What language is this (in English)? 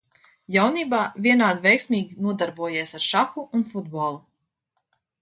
Latvian